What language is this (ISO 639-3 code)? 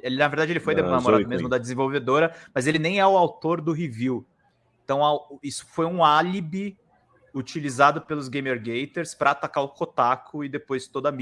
por